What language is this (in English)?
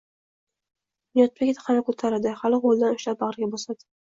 Uzbek